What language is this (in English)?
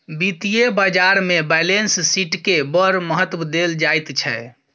Maithili